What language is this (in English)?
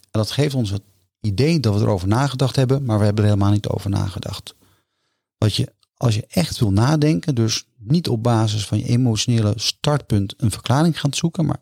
Dutch